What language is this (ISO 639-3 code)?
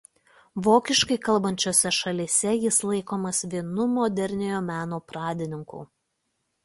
lit